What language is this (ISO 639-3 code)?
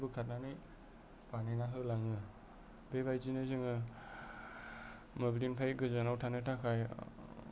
brx